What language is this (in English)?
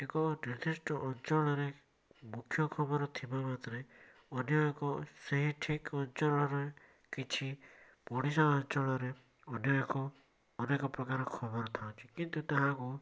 Odia